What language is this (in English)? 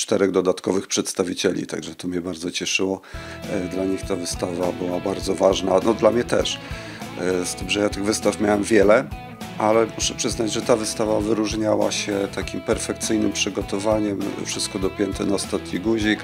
Polish